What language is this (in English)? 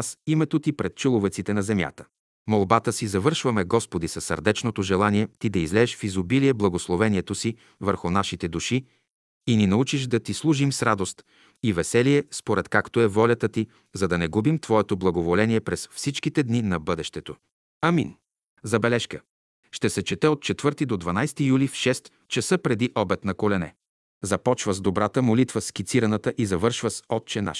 Bulgarian